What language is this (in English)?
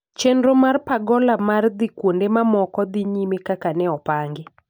Luo (Kenya and Tanzania)